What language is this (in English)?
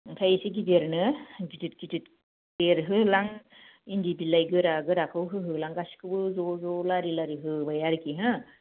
Bodo